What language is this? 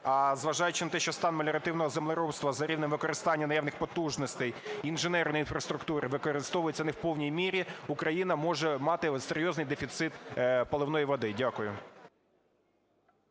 Ukrainian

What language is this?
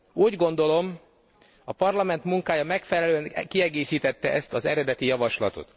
Hungarian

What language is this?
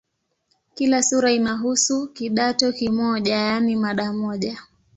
Swahili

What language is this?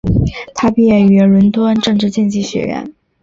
Chinese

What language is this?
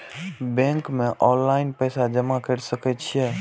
Maithili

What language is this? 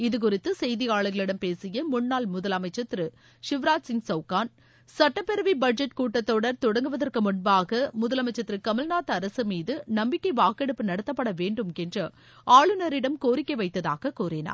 Tamil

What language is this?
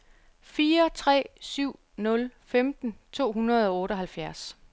Danish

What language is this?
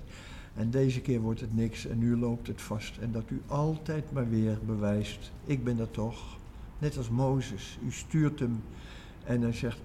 Dutch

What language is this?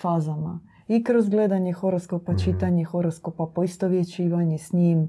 Croatian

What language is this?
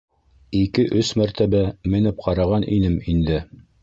Bashkir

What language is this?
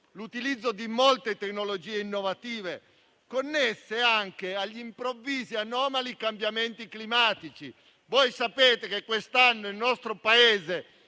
Italian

